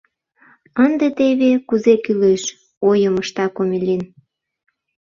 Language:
Mari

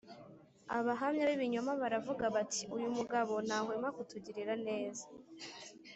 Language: Kinyarwanda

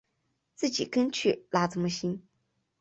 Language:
Chinese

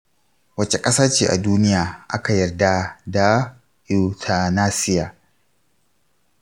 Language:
Hausa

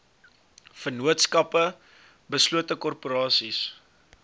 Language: Afrikaans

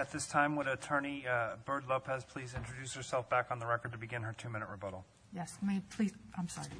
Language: English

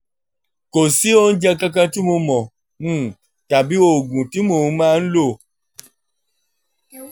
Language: Yoruba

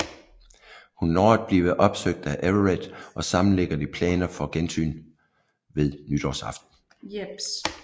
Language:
Danish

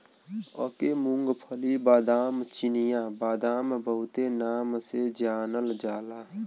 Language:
Bhojpuri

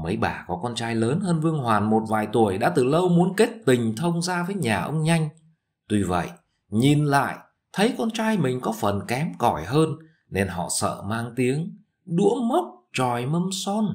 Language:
Vietnamese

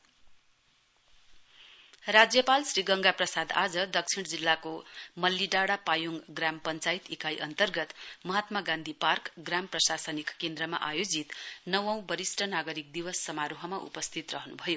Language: Nepali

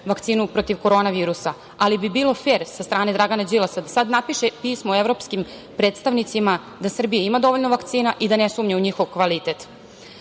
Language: Serbian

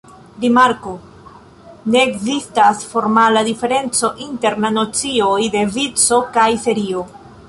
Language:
Esperanto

